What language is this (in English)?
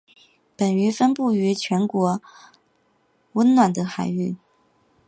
Chinese